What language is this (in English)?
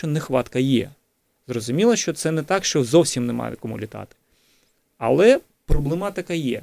Ukrainian